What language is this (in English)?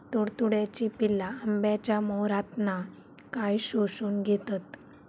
Marathi